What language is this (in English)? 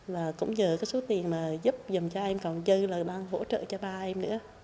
Vietnamese